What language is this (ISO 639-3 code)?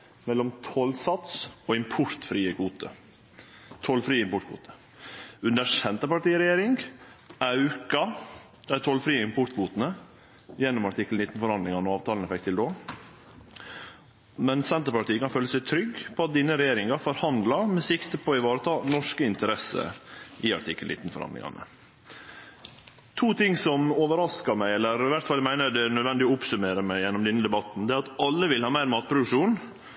nno